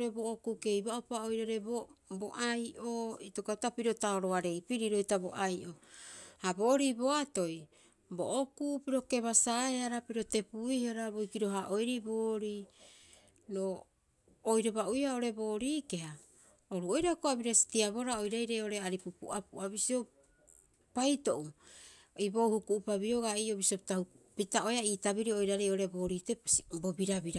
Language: Rapoisi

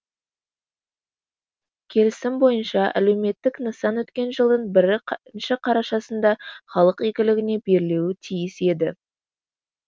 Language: Kazakh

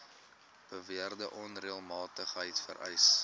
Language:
Afrikaans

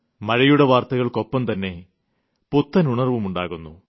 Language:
Malayalam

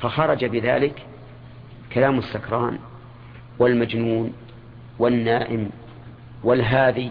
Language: Arabic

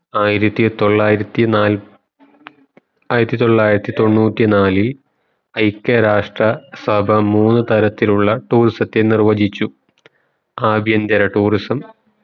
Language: Malayalam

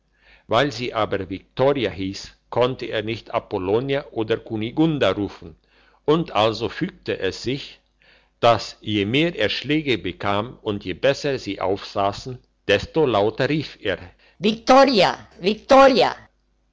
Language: German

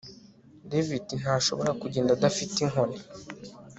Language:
Kinyarwanda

